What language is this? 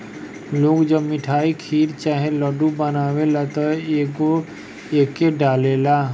Bhojpuri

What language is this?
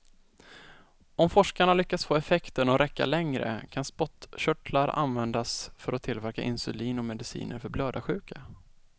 Swedish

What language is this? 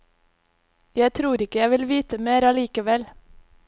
Norwegian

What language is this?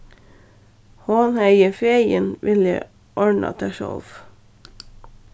Faroese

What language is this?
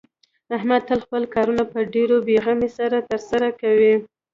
Pashto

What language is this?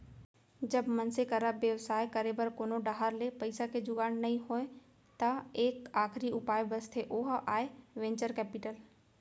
Chhattisgarhi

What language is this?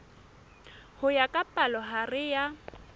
Southern Sotho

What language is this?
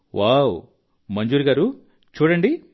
Telugu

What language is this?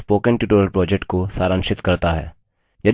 Hindi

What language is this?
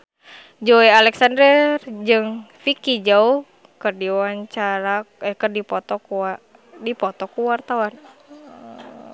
Sundanese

